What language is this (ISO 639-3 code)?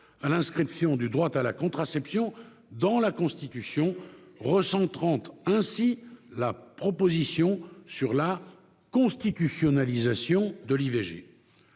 fra